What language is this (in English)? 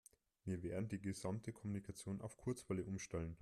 German